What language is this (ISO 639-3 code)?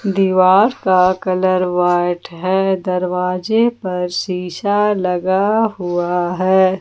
hin